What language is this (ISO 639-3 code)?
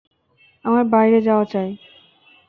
ben